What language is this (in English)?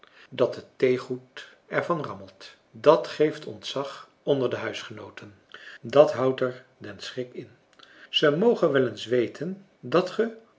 Dutch